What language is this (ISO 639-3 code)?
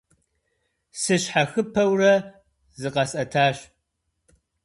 kbd